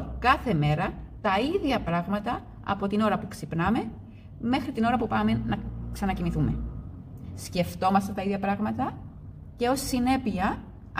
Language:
Greek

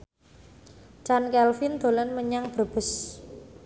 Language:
Javanese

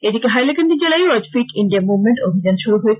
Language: Bangla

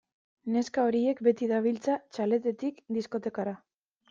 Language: Basque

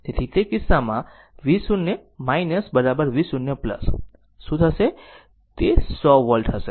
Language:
Gujarati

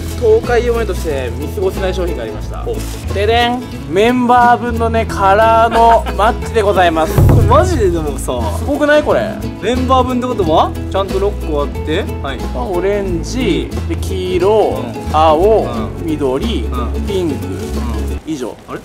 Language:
Japanese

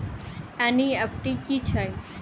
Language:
Maithili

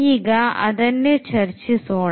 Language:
Kannada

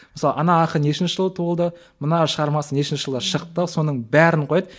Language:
Kazakh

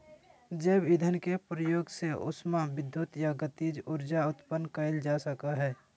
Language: Magahi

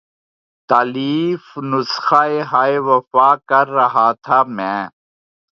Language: Urdu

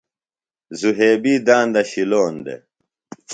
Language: Phalura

